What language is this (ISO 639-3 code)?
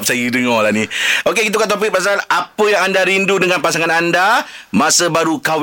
msa